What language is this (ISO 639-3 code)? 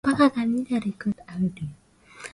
swa